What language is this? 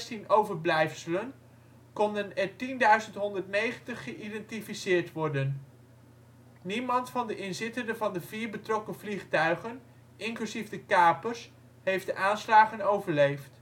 Dutch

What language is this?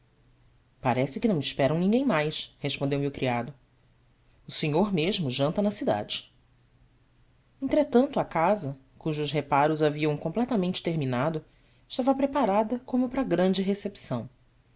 Portuguese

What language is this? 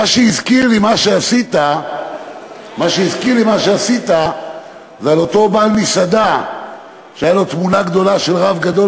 Hebrew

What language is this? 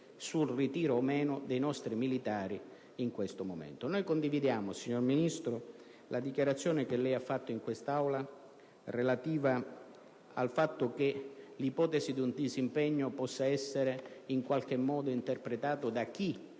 Italian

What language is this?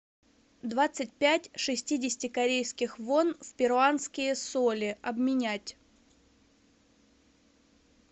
Russian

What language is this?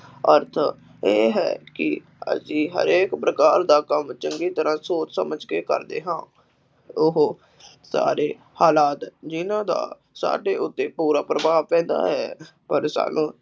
Punjabi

